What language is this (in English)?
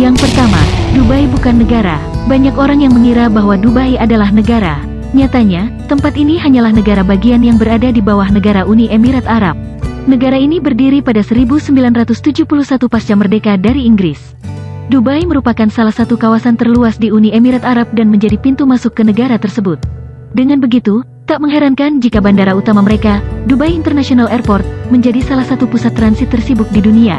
Indonesian